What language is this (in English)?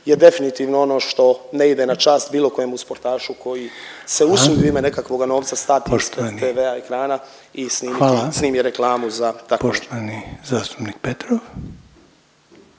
Croatian